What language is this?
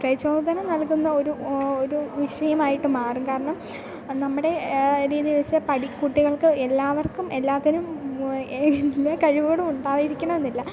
Malayalam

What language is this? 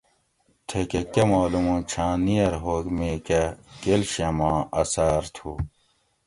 Gawri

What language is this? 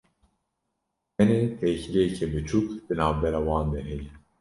Kurdish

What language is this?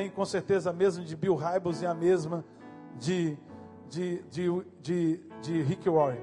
Portuguese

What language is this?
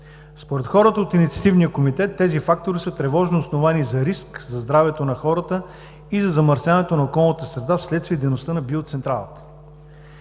Bulgarian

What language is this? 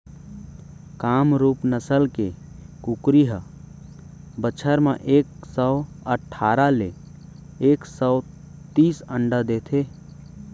Chhattisgarhi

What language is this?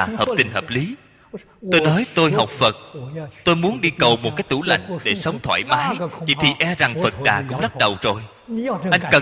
Vietnamese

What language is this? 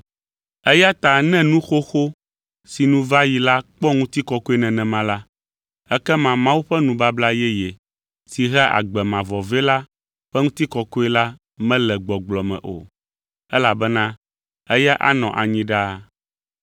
Ewe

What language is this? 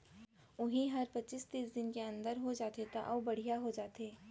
Chhattisgarhi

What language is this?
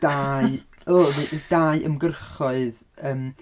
Welsh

